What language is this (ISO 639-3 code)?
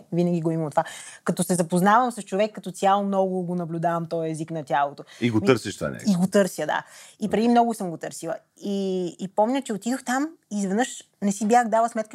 bul